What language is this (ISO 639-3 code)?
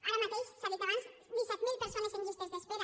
cat